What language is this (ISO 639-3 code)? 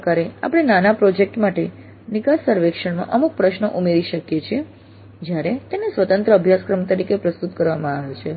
guj